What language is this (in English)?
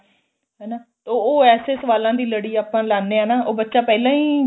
Punjabi